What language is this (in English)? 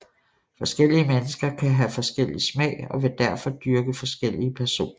Danish